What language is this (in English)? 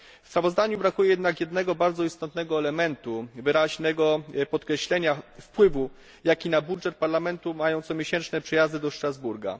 Polish